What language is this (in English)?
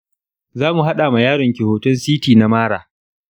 Hausa